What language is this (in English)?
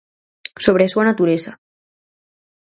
Galician